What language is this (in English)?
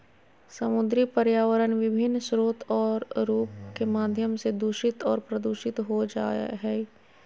Magahi